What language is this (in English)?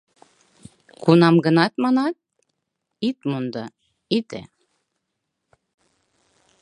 Mari